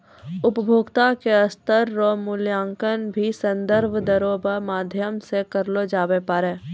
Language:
Maithili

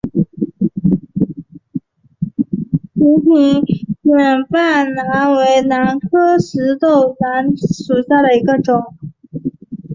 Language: Chinese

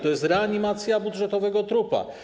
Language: Polish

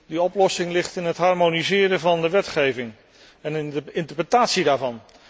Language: Dutch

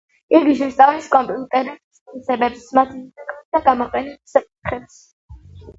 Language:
Georgian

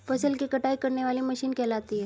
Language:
Hindi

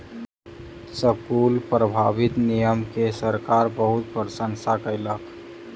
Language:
Maithili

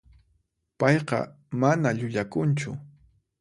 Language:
Puno Quechua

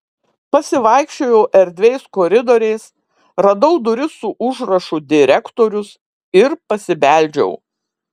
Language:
Lithuanian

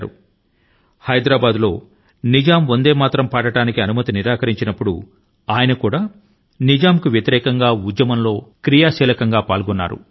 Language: Telugu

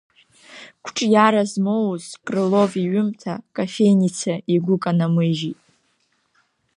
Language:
Abkhazian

